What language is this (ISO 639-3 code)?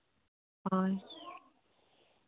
sat